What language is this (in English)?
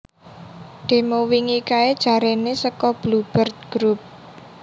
Javanese